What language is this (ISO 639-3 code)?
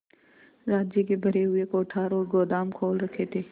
hin